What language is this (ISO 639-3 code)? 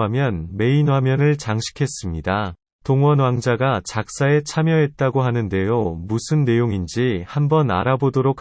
kor